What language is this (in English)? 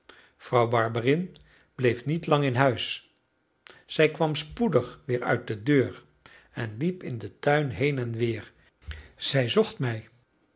Dutch